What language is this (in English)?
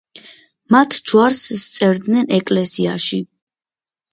Georgian